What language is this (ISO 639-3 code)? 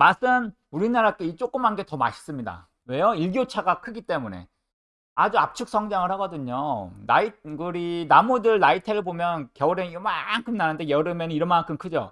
kor